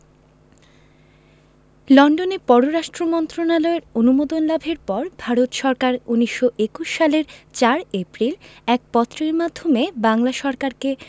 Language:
Bangla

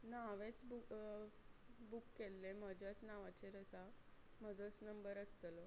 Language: Konkani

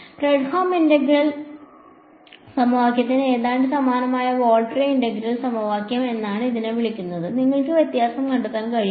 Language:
Malayalam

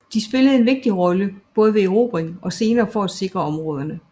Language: Danish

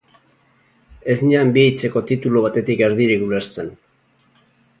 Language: Basque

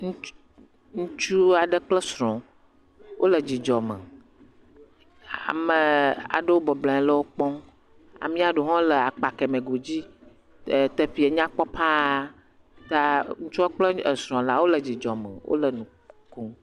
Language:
Ewe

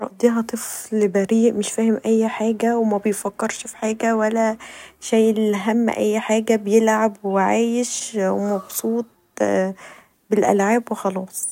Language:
Egyptian Arabic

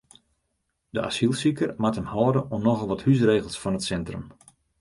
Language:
Western Frisian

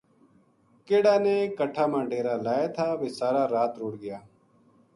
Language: Gujari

